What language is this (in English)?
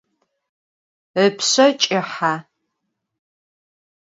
Adyghe